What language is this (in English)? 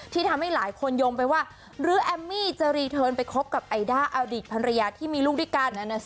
Thai